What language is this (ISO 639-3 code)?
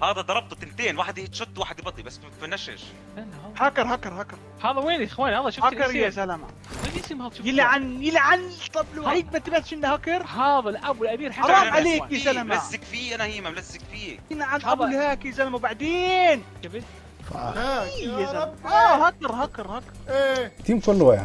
ara